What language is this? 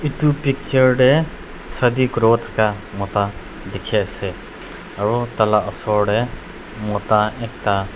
Naga Pidgin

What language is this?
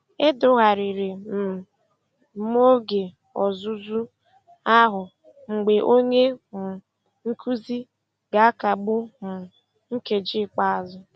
Igbo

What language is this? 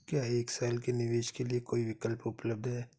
Hindi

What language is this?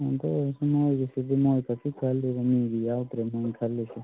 Manipuri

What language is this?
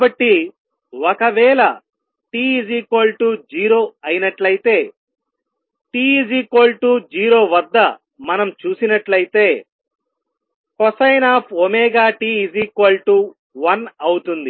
Telugu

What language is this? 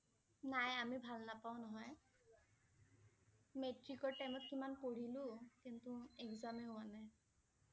Assamese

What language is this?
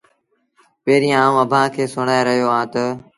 Sindhi Bhil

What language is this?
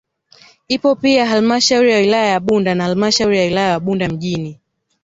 Swahili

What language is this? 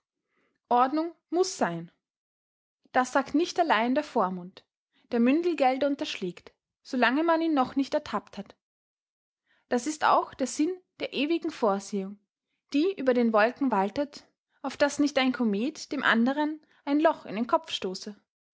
German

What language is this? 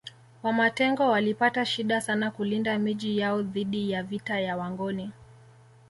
Swahili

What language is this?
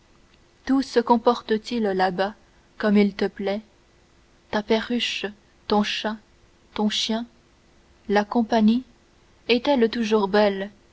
French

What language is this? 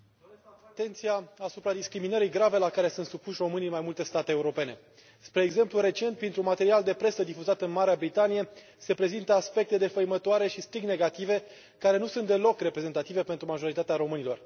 Romanian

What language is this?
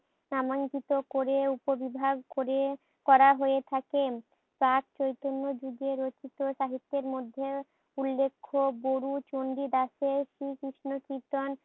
Bangla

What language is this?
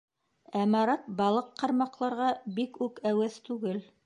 Bashkir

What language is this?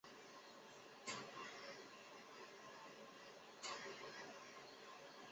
Chinese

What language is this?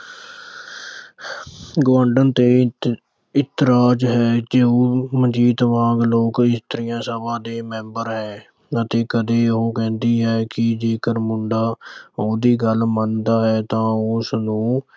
Punjabi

